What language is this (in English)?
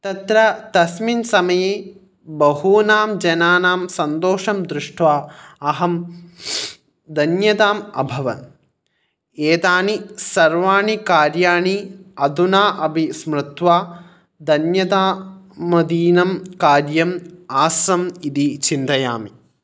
Sanskrit